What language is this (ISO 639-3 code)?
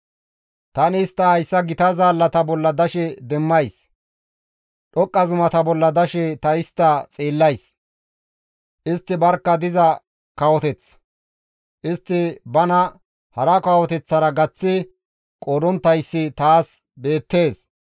gmv